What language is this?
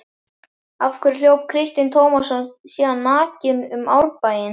Icelandic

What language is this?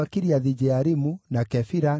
Kikuyu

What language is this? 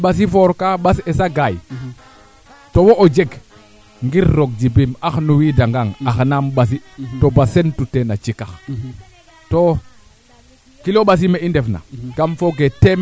Serer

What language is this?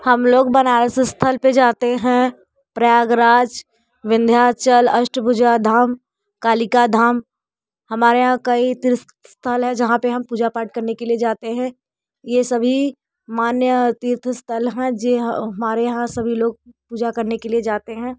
Hindi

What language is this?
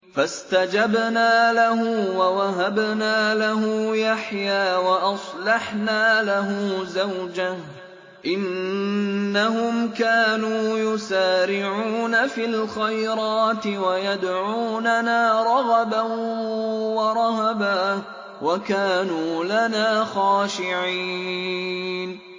Arabic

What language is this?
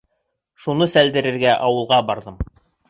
Bashkir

